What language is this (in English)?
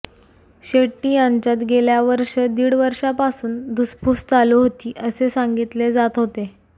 Marathi